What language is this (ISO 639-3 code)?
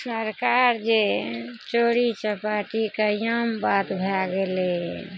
mai